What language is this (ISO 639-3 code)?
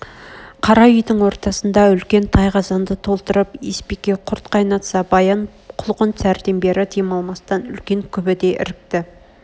kaz